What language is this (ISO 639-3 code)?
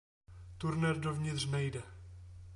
ces